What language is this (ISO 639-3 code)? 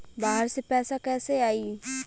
bho